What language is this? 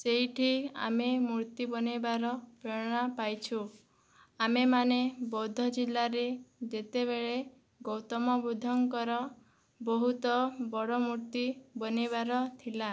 Odia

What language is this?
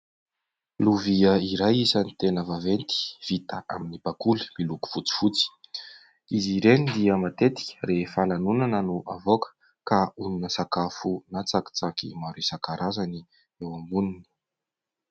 Malagasy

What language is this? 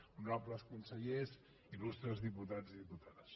Catalan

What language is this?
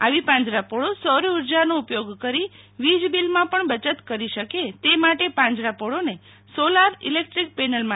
Gujarati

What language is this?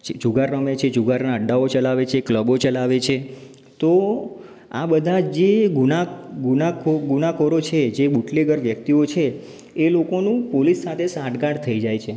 Gujarati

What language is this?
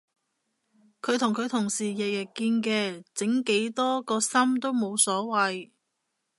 Cantonese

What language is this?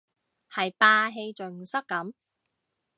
Cantonese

